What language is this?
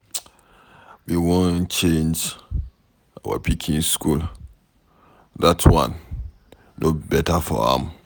Nigerian Pidgin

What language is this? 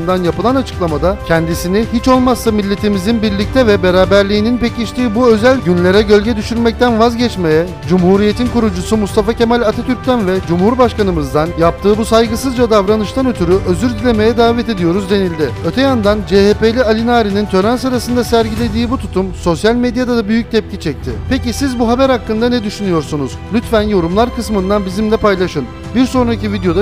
Turkish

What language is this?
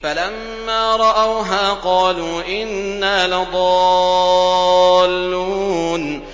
Arabic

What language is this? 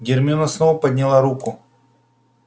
Russian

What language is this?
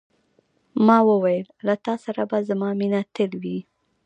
Pashto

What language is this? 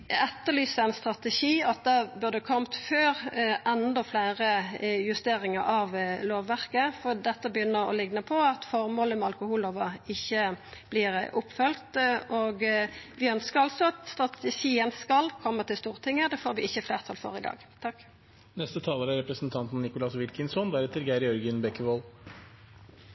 Norwegian Nynorsk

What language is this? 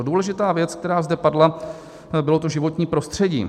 Czech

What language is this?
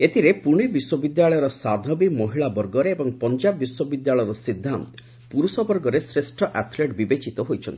Odia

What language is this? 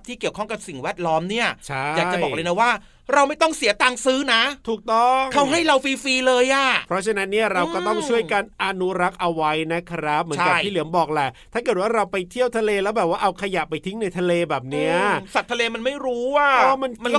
Thai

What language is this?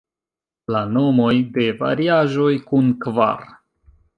Esperanto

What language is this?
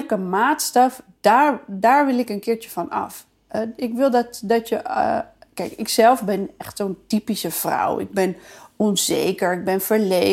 Dutch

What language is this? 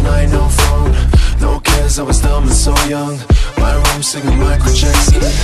English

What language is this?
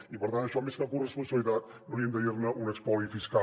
Catalan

